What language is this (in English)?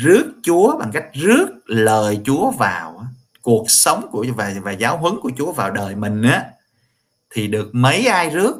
Vietnamese